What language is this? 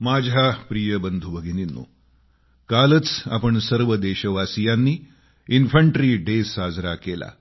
Marathi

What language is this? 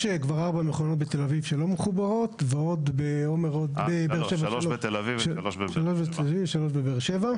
Hebrew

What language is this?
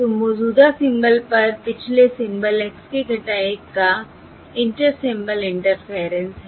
Hindi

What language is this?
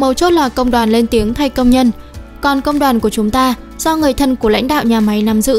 Vietnamese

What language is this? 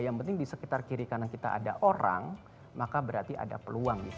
Indonesian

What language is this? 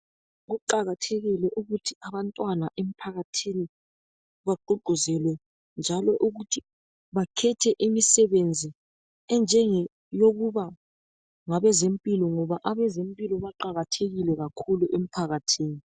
North Ndebele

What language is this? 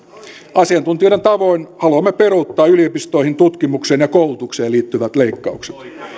Finnish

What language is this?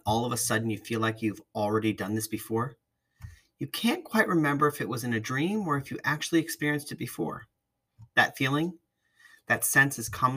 English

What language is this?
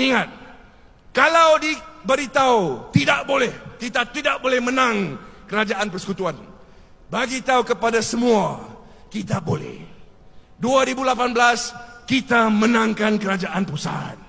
Malay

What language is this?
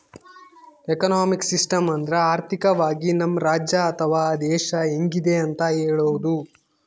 Kannada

